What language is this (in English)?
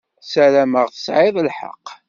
Kabyle